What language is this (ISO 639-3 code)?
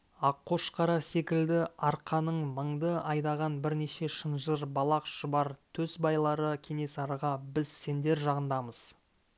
kaz